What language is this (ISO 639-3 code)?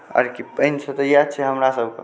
mai